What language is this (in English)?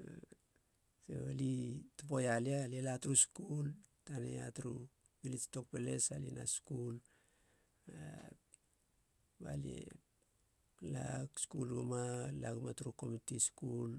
Halia